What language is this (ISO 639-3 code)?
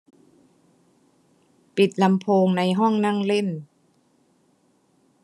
tha